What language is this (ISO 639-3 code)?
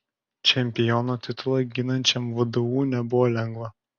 lit